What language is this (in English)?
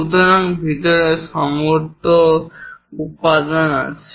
Bangla